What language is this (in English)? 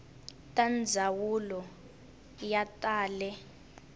Tsonga